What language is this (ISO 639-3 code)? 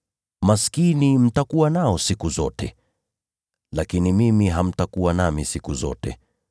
swa